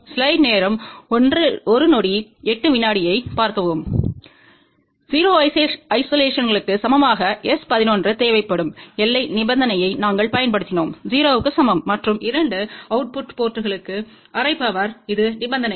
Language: Tamil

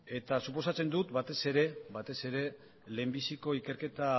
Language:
Basque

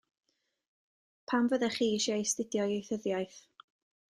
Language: Welsh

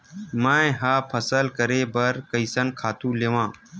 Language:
Chhattisgarhi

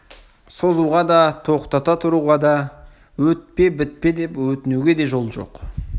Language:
Kazakh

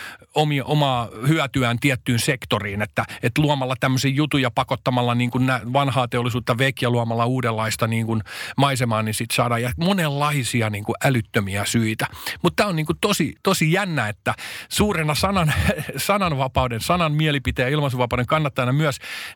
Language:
Finnish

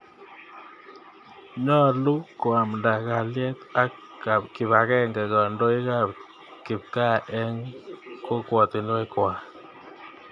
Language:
Kalenjin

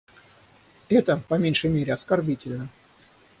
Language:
Russian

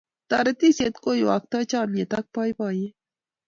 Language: Kalenjin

